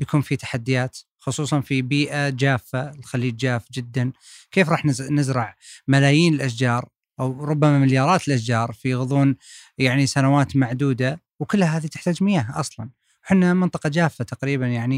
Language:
Arabic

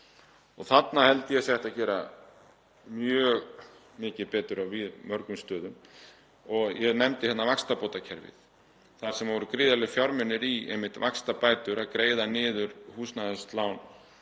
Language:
Icelandic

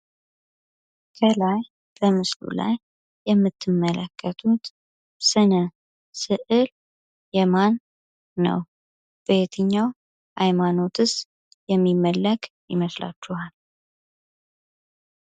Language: Amharic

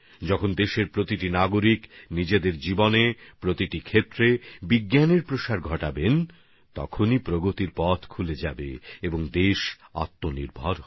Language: Bangla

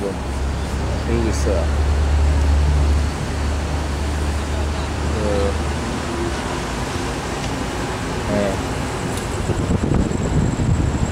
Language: Korean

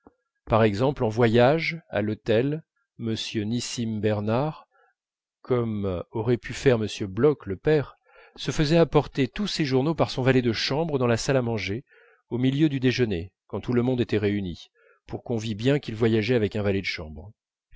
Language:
French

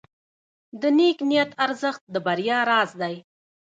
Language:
Pashto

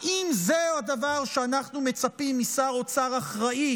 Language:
Hebrew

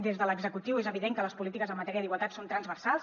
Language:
Catalan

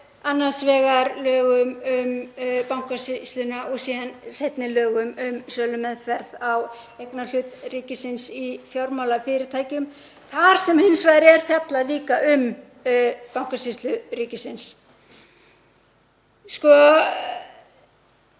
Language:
Icelandic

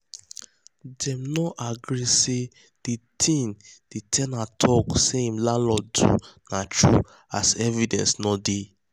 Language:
Nigerian Pidgin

